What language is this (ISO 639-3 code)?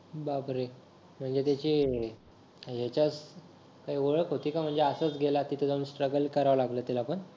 mar